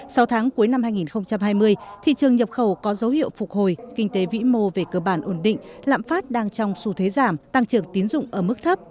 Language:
Vietnamese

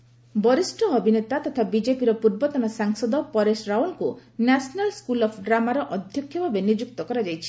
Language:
Odia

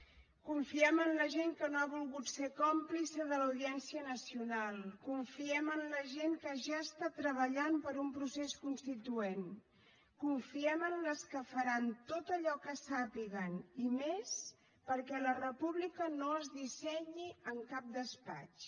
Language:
Catalan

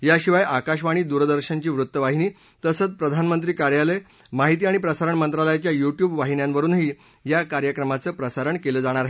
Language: Marathi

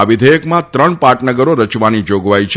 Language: Gujarati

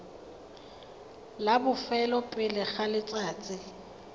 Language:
Tswana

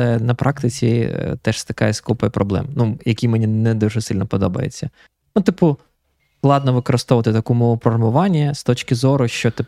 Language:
Ukrainian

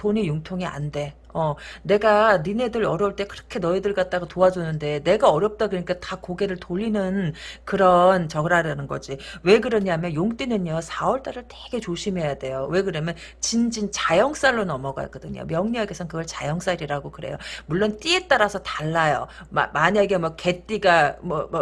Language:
Korean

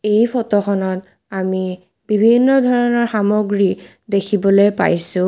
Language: Assamese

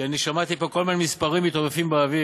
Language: Hebrew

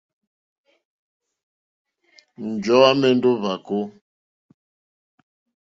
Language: Mokpwe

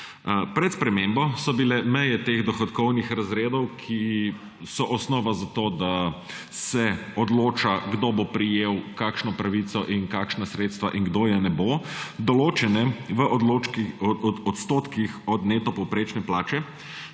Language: Slovenian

